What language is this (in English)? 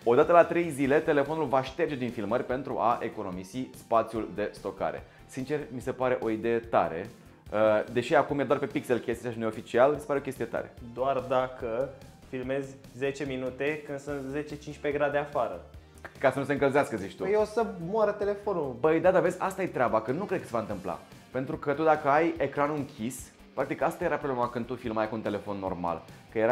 Romanian